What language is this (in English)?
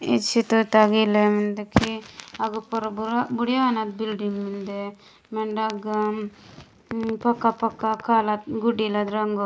Gondi